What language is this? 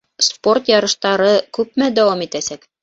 Bashkir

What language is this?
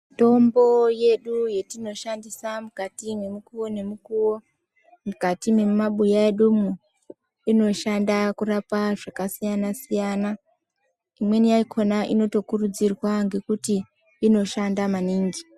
Ndau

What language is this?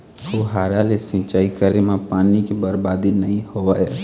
Chhattisgarhi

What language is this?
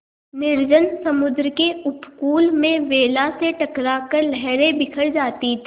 Hindi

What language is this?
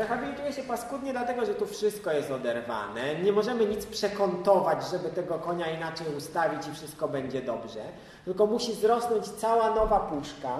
Polish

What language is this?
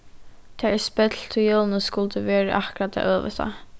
Faroese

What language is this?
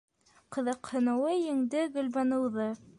Bashkir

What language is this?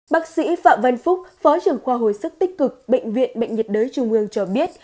Vietnamese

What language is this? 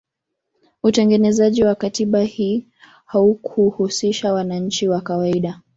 Swahili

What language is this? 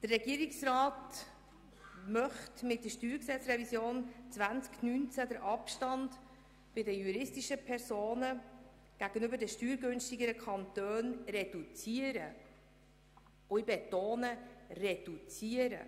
Swiss German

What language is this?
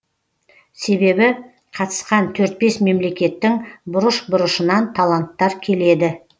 Kazakh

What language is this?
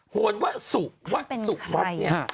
Thai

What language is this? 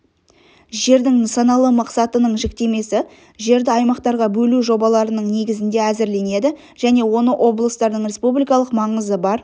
Kazakh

